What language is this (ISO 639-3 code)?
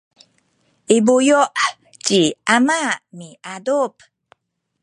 szy